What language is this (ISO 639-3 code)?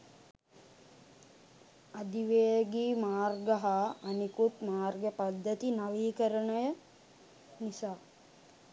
sin